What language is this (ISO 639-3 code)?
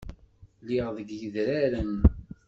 kab